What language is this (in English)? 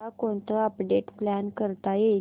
Marathi